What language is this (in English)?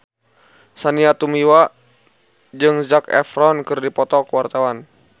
Sundanese